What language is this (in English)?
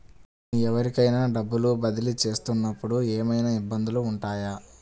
Telugu